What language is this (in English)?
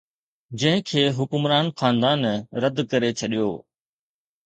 Sindhi